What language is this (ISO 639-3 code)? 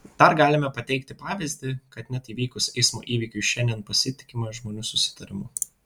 lit